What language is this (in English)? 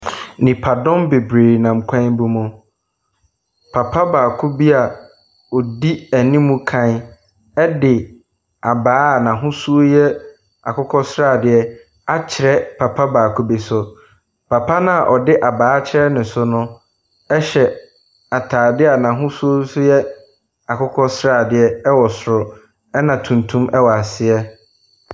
Akan